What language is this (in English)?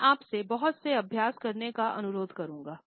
Hindi